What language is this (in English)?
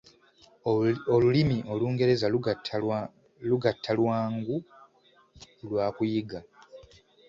Ganda